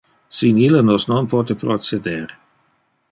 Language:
Interlingua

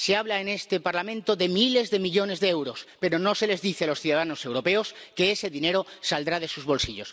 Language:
Spanish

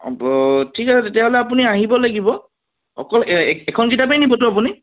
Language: Assamese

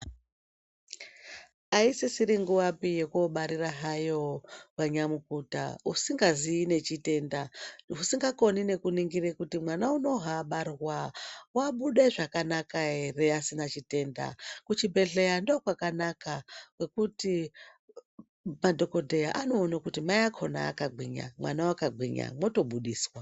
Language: Ndau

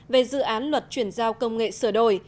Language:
Vietnamese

